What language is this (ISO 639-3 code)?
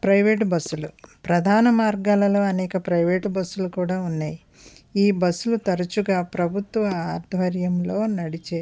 tel